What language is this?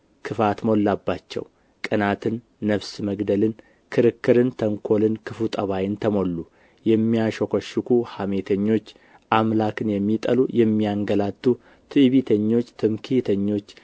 Amharic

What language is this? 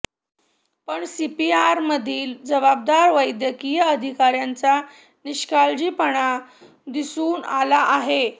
Marathi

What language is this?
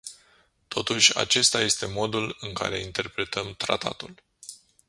Romanian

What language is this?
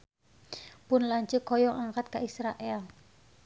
Sundanese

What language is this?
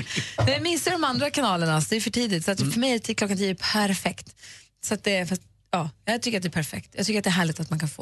Swedish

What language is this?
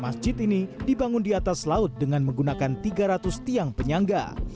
Indonesian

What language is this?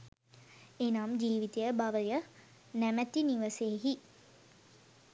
Sinhala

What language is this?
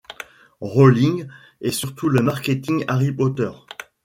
French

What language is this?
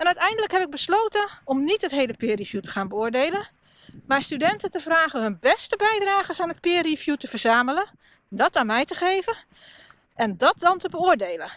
Dutch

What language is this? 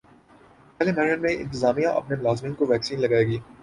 Urdu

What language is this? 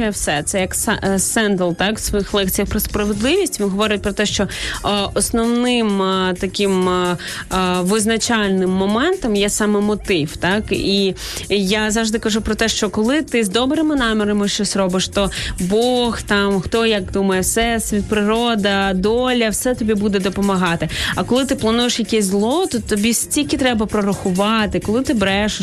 Ukrainian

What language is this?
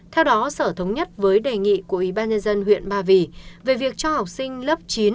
Vietnamese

